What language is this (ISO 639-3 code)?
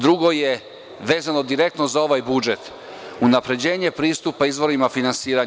srp